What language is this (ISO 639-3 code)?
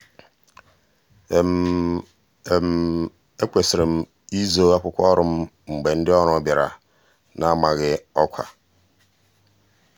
ibo